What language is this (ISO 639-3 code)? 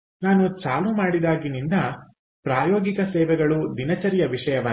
kan